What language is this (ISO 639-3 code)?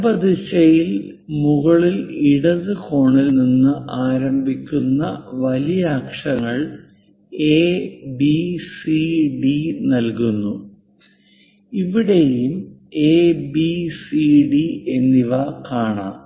mal